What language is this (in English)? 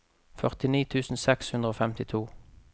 Norwegian